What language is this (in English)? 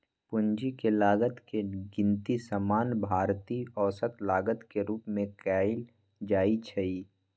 Magahi